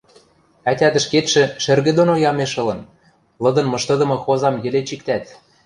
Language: Western Mari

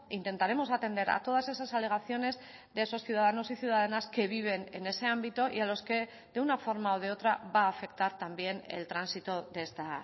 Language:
Spanish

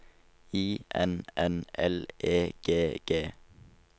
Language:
Norwegian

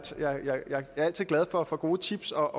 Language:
Danish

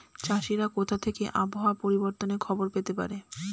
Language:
Bangla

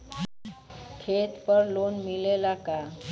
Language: Bhojpuri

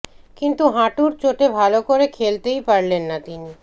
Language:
Bangla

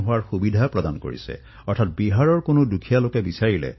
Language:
Assamese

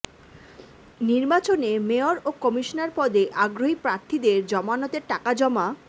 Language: Bangla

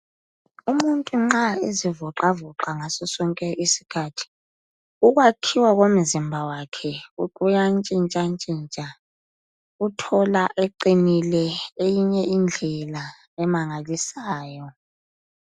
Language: North Ndebele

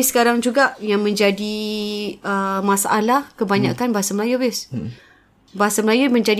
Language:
Malay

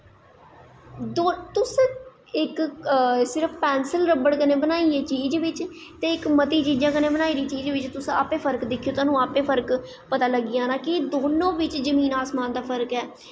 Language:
Dogri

